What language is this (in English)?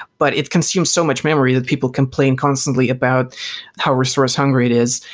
English